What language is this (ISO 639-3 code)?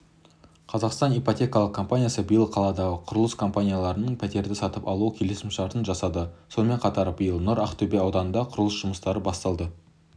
kaz